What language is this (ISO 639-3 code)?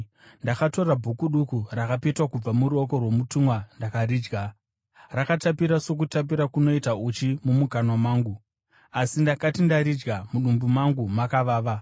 sna